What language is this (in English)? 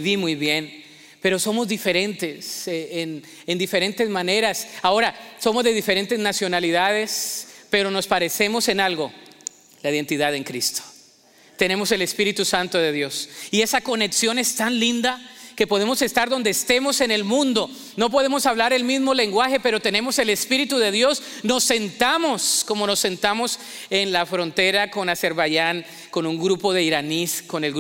Spanish